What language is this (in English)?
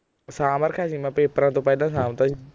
Punjabi